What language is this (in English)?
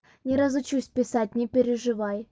Russian